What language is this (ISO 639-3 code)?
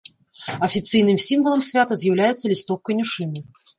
bel